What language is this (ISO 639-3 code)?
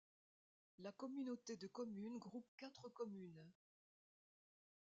fra